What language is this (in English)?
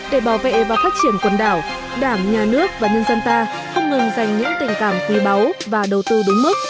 Vietnamese